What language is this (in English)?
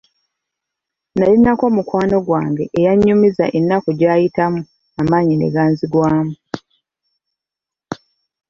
Ganda